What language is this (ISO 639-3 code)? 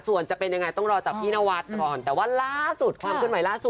tha